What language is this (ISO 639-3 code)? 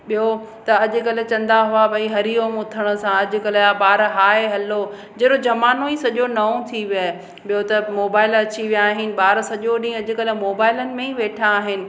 snd